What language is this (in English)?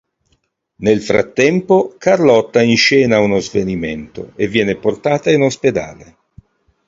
Italian